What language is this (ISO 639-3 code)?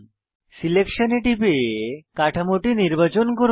ben